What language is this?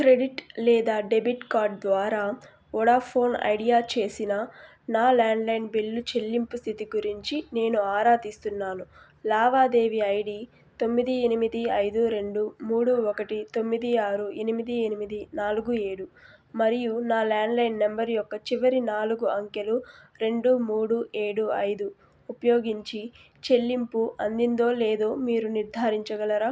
Telugu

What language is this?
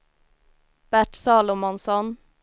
Swedish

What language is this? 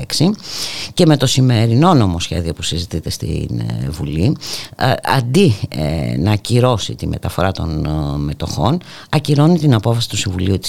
Greek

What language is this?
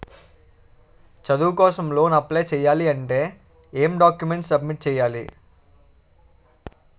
Telugu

